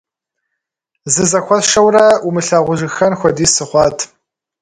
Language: Kabardian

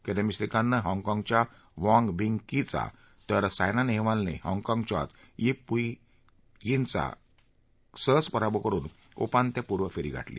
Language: Marathi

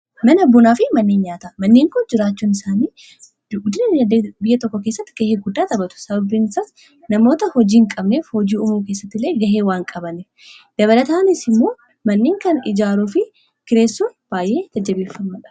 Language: Oromo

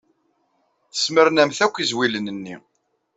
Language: Kabyle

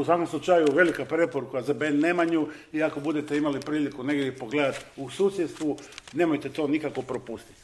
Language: Croatian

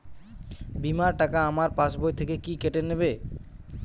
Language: Bangla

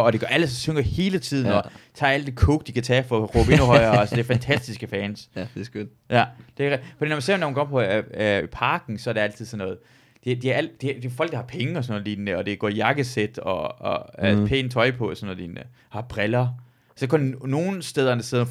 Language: Danish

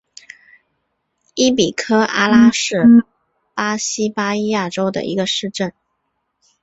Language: Chinese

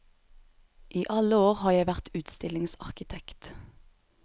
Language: Norwegian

